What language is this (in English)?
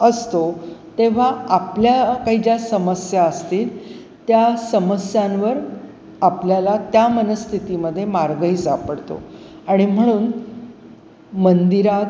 Marathi